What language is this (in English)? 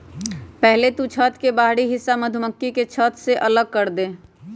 Magahi